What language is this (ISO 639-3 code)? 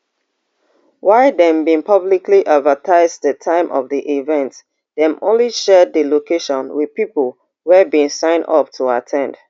pcm